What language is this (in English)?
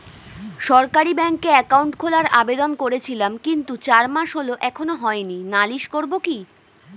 Bangla